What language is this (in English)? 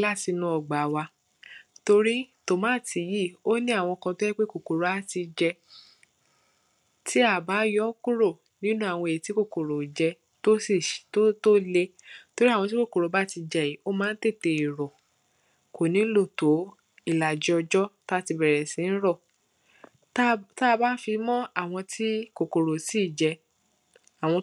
Yoruba